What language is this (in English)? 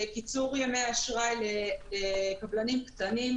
Hebrew